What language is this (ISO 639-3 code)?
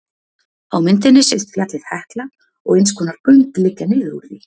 isl